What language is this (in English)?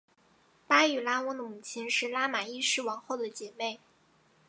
Chinese